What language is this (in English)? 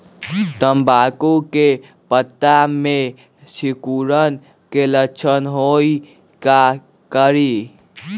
Magahi